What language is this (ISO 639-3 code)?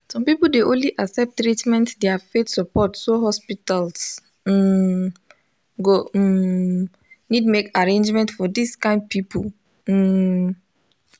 pcm